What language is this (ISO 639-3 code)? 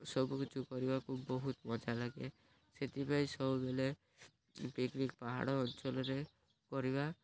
ori